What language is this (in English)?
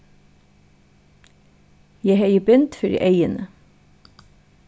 Faroese